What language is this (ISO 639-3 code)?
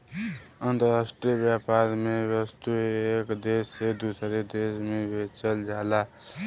bho